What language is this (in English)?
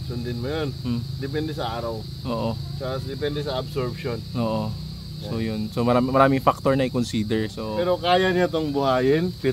Filipino